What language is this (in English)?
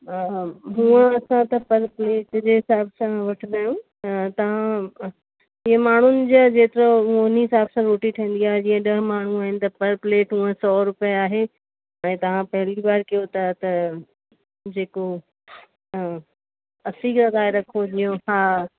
Sindhi